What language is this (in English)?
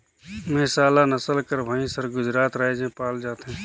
Chhattisgarhi